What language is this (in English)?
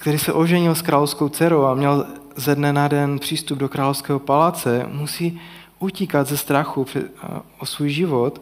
Czech